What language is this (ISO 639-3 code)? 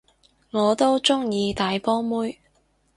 yue